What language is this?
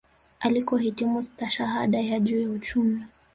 Swahili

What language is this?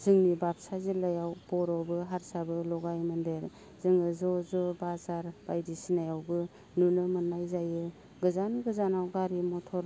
Bodo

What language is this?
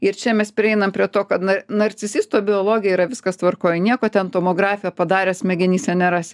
Lithuanian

